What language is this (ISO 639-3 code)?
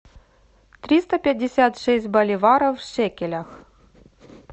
rus